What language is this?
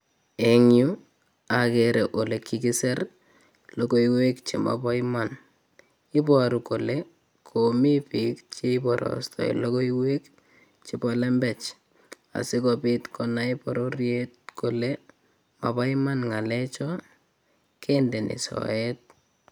Kalenjin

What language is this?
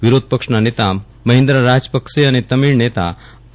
Gujarati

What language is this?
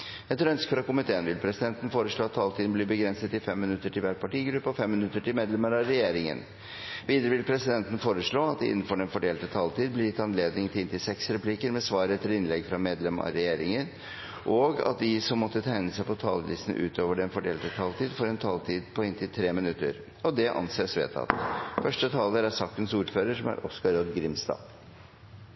Norwegian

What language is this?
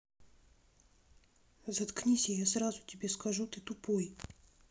Russian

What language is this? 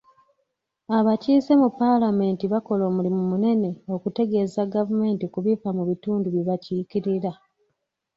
Ganda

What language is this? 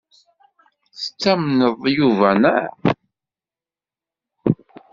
Kabyle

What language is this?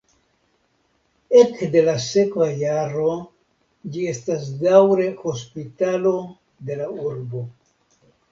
Esperanto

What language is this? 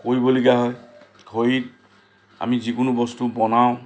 Assamese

